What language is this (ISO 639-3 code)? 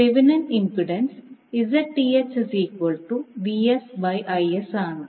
mal